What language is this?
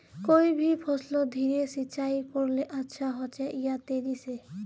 Magahi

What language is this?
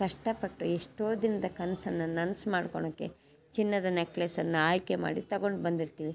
Kannada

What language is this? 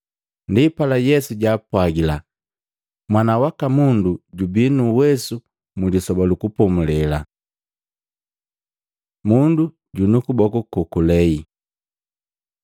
Matengo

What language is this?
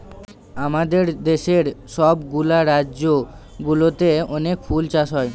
Bangla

